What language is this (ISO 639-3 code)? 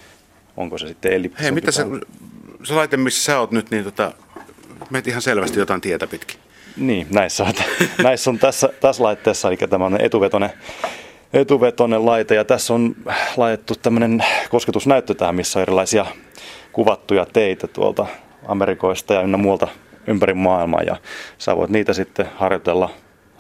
fin